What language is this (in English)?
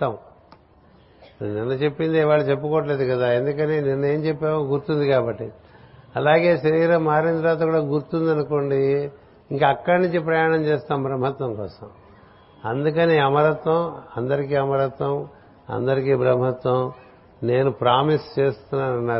Telugu